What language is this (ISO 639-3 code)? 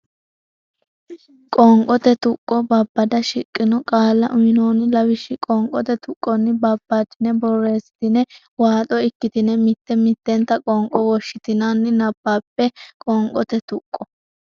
sid